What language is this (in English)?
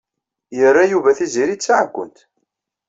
Kabyle